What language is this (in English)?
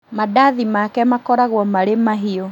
Kikuyu